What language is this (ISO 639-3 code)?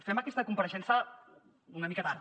cat